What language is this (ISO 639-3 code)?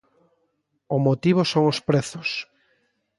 glg